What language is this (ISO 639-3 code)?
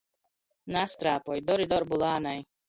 ltg